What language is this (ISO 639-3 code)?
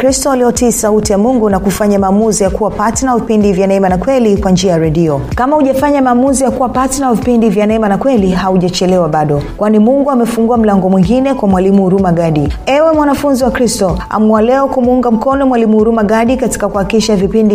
swa